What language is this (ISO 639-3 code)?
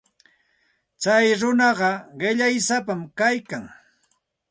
qxt